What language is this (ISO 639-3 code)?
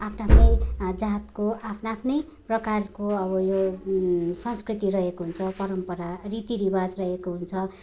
nep